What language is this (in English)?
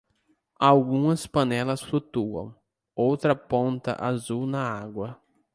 Portuguese